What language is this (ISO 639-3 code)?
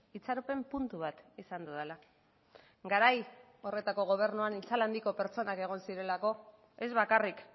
eus